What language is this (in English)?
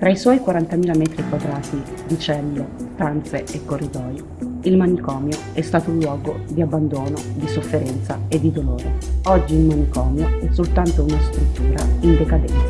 Italian